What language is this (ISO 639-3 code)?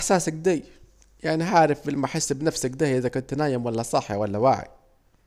aec